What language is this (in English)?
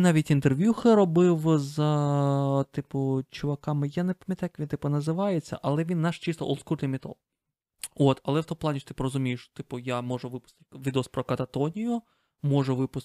Ukrainian